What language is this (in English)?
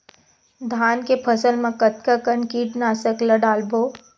Chhattisgarhi